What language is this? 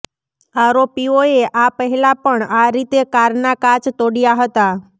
Gujarati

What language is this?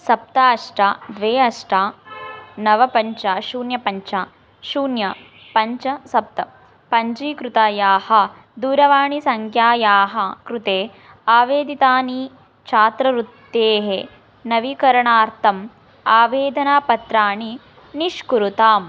Sanskrit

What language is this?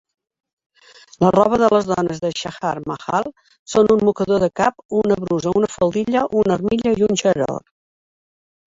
Catalan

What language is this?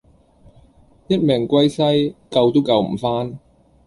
Cantonese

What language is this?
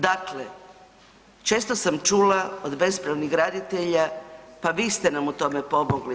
Croatian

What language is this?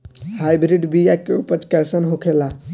Bhojpuri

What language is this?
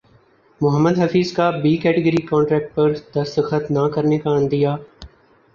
Urdu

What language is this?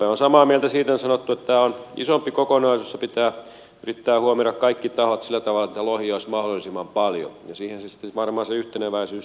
Finnish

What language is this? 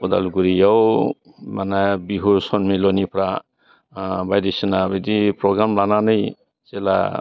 Bodo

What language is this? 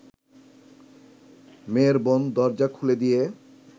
Bangla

